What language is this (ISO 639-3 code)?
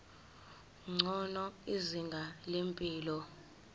zul